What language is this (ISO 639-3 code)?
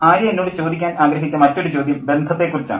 mal